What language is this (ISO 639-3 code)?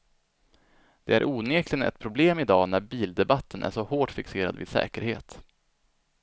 swe